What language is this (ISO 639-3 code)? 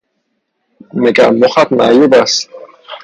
fas